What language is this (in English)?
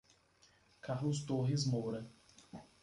Portuguese